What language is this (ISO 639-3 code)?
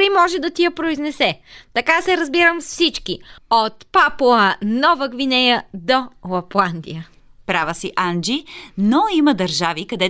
bul